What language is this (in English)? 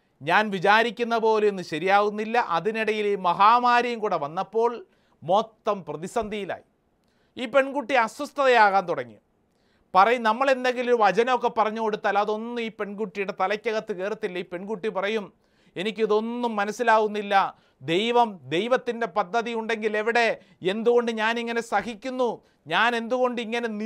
Malayalam